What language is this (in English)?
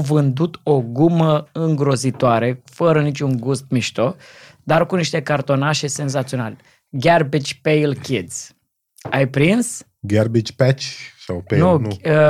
Romanian